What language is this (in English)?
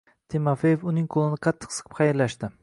Uzbek